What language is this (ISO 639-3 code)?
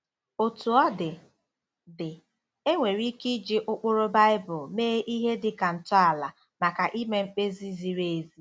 ibo